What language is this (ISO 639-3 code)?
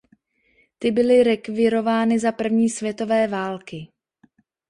ces